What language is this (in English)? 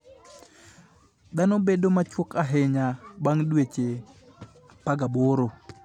Luo (Kenya and Tanzania)